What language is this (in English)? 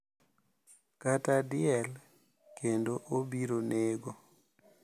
Luo (Kenya and Tanzania)